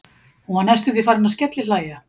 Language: Icelandic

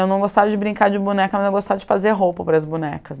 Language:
Portuguese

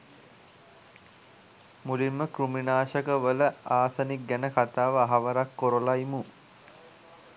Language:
Sinhala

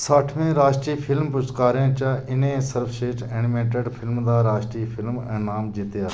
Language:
Dogri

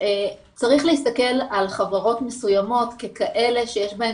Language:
Hebrew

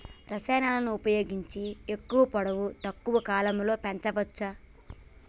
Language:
Telugu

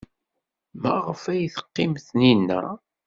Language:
Kabyle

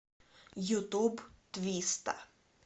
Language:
Russian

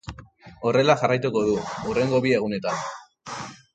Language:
Basque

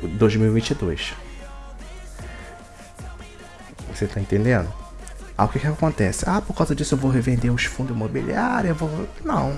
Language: Portuguese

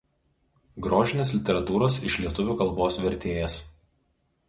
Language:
Lithuanian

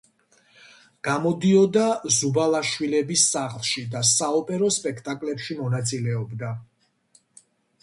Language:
Georgian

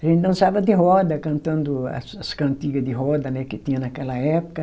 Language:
Portuguese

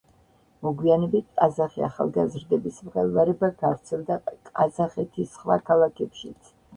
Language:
Georgian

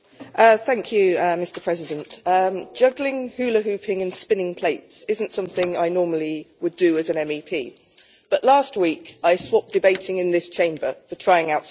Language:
English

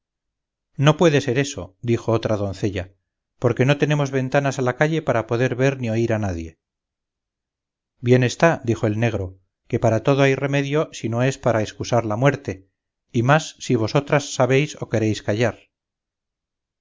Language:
Spanish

